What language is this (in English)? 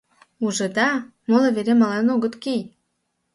Mari